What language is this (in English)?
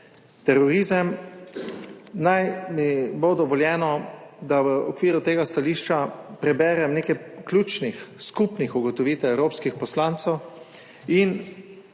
Slovenian